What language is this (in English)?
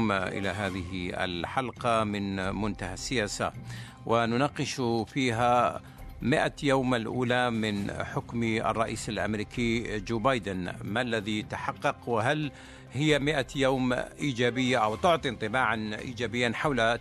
Arabic